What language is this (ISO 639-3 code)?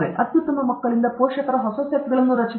kan